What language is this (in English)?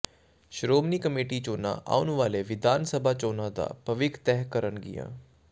Punjabi